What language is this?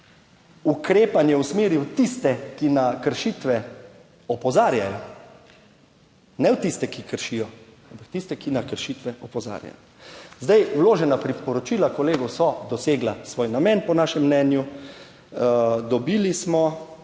Slovenian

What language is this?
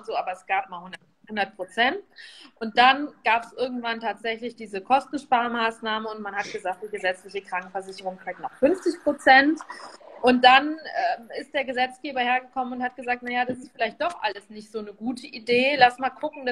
German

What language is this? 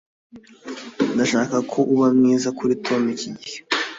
Kinyarwanda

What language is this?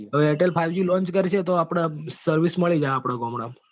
Gujarati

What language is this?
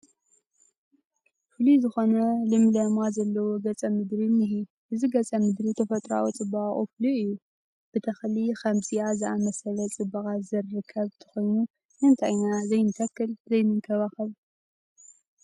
Tigrinya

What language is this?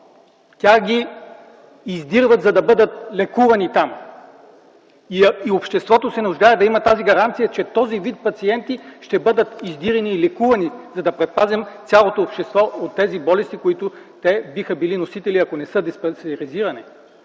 Bulgarian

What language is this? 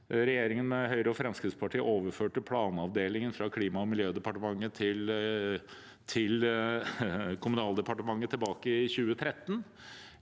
Norwegian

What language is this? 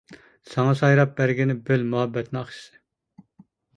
Uyghur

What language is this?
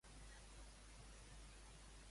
Catalan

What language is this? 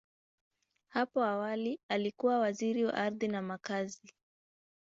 Swahili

